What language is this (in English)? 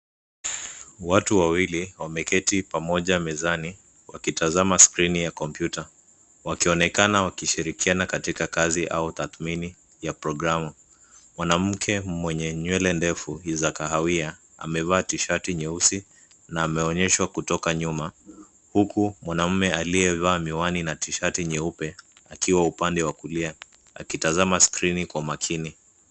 Swahili